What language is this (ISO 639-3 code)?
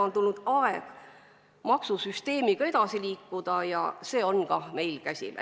est